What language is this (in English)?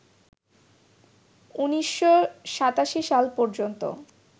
Bangla